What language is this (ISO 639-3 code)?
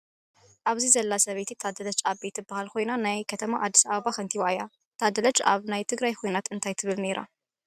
tir